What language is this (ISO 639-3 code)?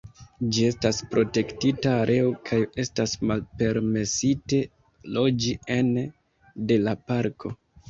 epo